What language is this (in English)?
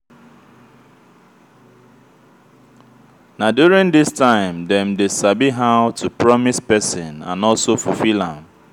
Nigerian Pidgin